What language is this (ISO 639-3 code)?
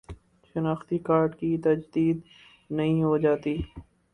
urd